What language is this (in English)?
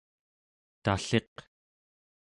Central Yupik